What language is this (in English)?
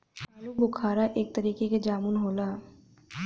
Bhojpuri